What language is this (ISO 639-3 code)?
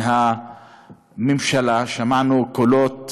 heb